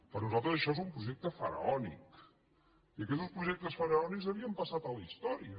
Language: Catalan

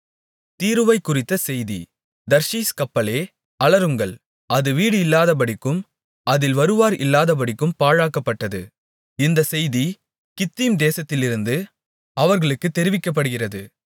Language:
Tamil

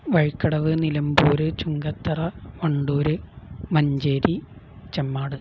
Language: Malayalam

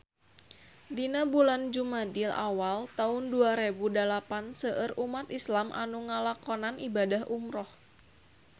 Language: Sundanese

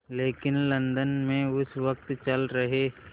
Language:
Hindi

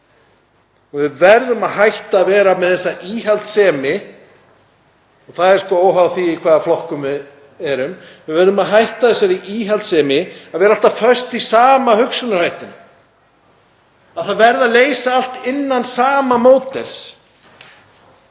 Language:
Icelandic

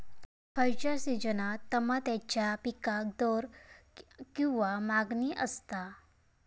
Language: Marathi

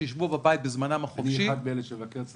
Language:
Hebrew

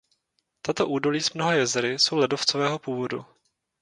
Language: Czech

